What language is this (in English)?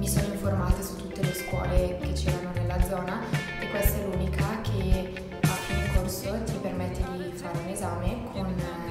Italian